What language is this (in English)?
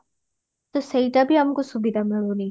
Odia